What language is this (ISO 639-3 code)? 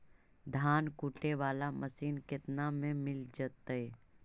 mag